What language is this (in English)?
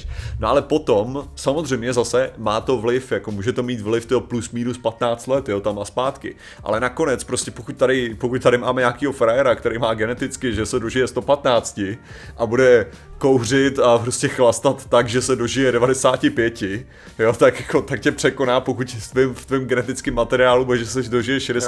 Czech